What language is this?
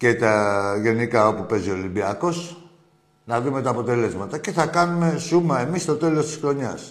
Greek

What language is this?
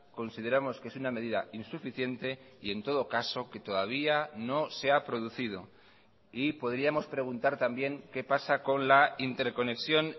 Spanish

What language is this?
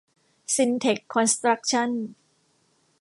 Thai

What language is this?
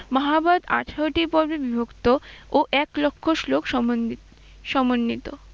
Bangla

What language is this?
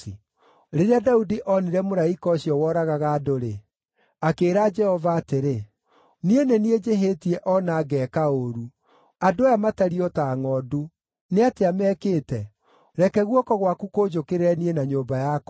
Kikuyu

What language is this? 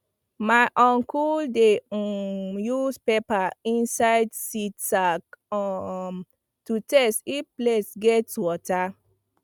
Nigerian Pidgin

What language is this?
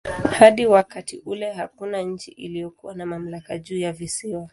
Swahili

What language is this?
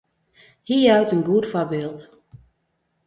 Western Frisian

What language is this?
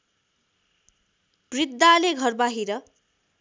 Nepali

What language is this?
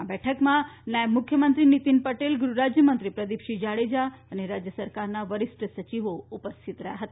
Gujarati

